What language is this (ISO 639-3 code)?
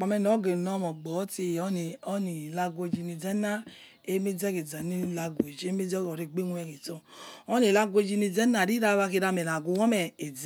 ets